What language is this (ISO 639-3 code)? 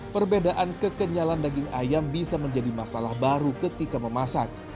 ind